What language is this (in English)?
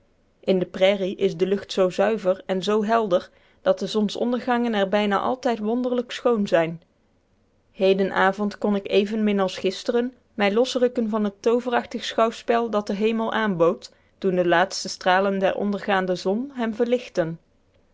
Dutch